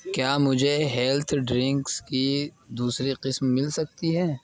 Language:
Urdu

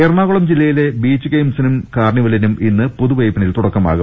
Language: Malayalam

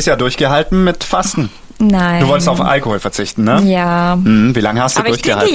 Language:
German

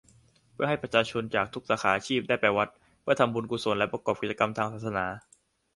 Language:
Thai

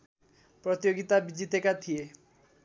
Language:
Nepali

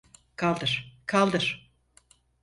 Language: Turkish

